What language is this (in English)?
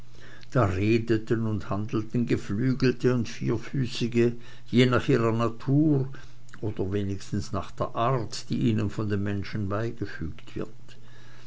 German